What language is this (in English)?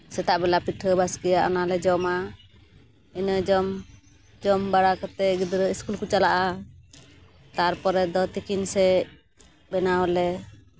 Santali